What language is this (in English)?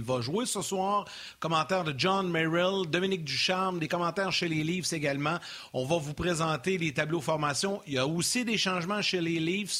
French